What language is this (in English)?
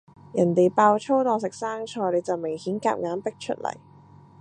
Cantonese